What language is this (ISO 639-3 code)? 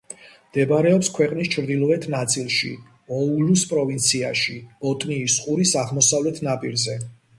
kat